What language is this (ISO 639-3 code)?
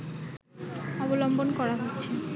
ben